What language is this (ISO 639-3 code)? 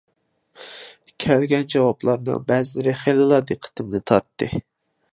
uig